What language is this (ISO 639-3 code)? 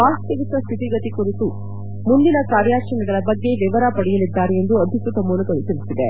kan